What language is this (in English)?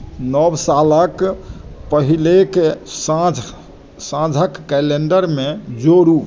Maithili